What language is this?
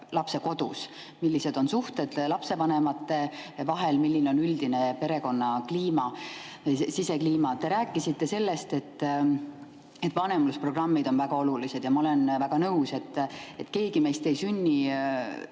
Estonian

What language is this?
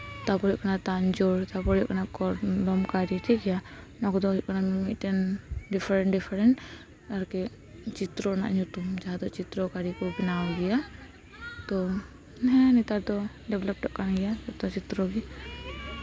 Santali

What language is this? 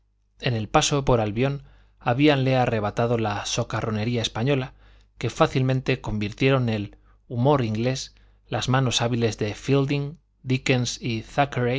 Spanish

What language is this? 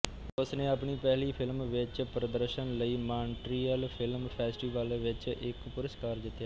Punjabi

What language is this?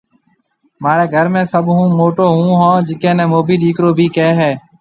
Marwari (Pakistan)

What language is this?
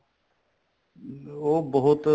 Punjabi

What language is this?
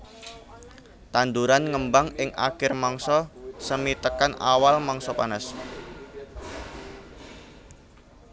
Javanese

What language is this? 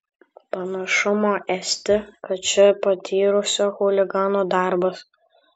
Lithuanian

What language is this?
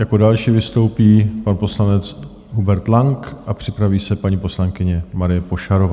Czech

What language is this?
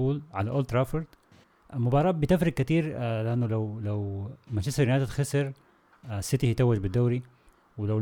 Arabic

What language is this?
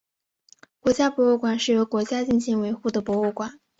Chinese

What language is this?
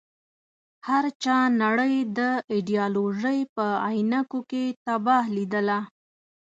Pashto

